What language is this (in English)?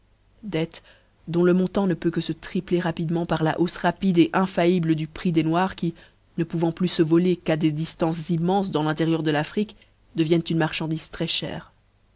French